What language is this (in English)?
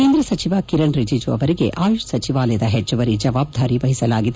Kannada